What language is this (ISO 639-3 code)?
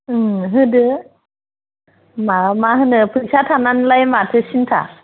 brx